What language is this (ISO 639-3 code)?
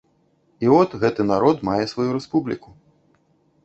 bel